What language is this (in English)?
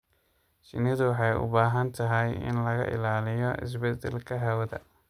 Somali